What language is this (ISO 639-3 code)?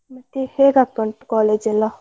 kan